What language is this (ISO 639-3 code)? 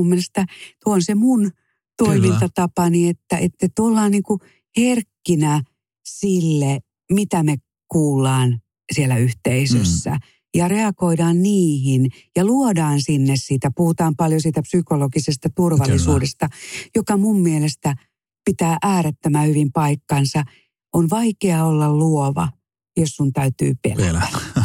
fin